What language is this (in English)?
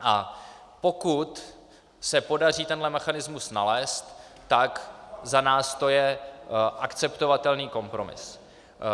Czech